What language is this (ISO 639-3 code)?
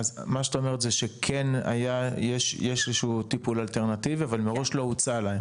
heb